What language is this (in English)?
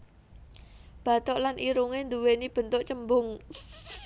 Javanese